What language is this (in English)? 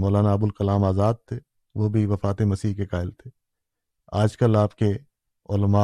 Urdu